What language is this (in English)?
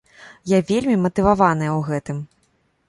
Belarusian